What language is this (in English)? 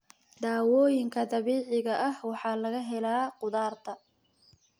Somali